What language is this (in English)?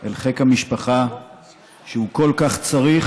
Hebrew